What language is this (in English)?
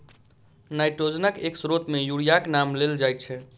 Maithili